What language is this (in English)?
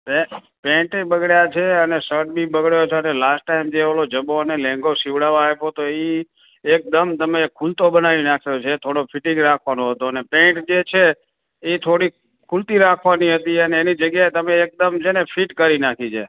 Gujarati